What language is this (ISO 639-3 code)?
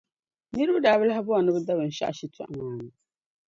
dag